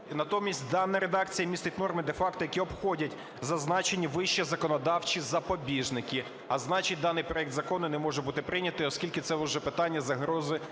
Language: Ukrainian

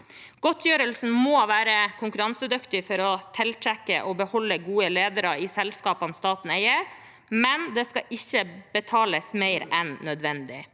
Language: Norwegian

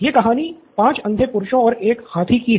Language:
Hindi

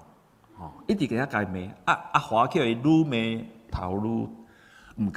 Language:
Chinese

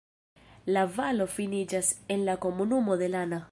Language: Esperanto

